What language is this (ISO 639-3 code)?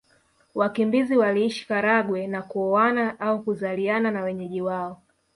swa